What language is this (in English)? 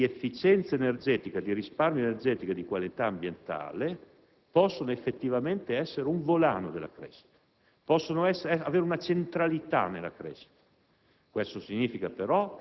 Italian